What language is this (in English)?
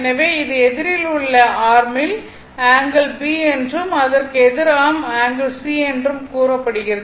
Tamil